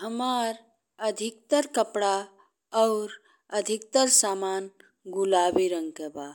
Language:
Bhojpuri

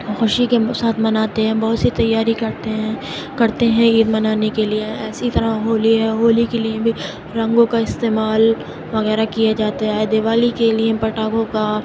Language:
Urdu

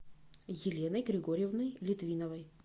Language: Russian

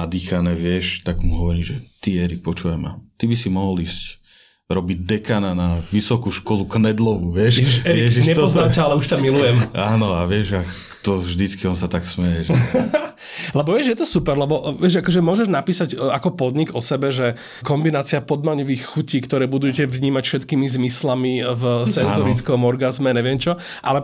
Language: Slovak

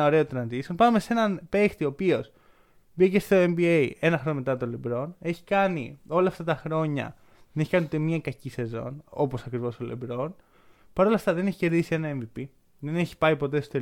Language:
Greek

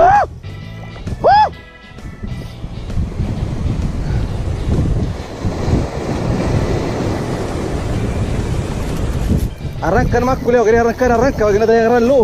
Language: Spanish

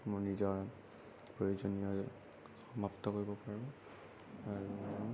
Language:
Assamese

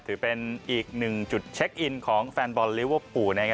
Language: Thai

